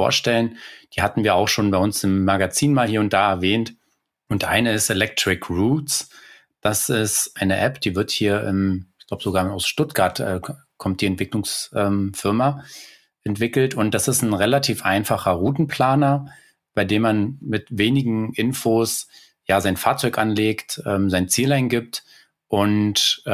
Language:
German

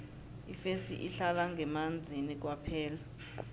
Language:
South Ndebele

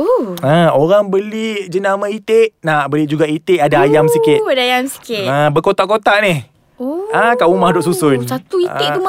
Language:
Malay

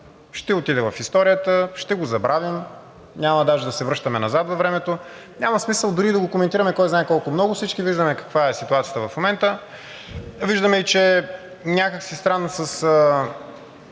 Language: Bulgarian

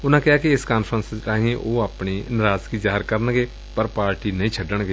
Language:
Punjabi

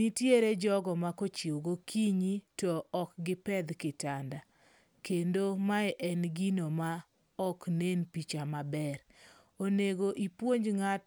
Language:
Luo (Kenya and Tanzania)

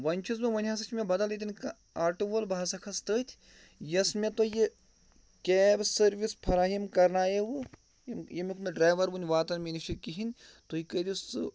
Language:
Kashmiri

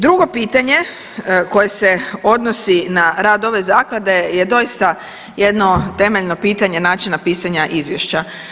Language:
Croatian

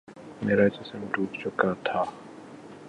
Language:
Urdu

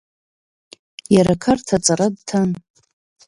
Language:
Abkhazian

